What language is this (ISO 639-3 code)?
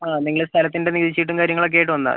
mal